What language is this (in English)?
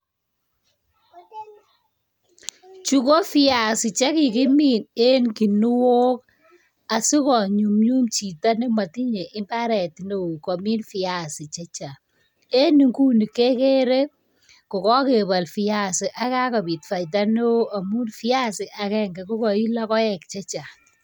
Kalenjin